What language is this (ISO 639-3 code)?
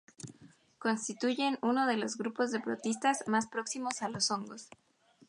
spa